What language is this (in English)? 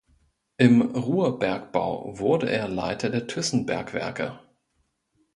German